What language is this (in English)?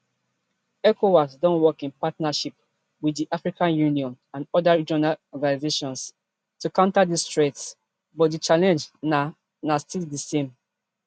Nigerian Pidgin